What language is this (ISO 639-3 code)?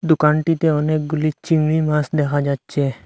ben